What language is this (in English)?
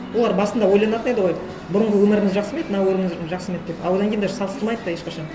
Kazakh